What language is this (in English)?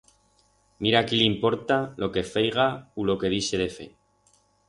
Aragonese